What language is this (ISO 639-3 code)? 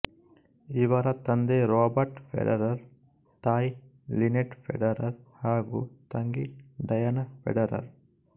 kan